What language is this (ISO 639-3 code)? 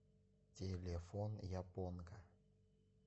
rus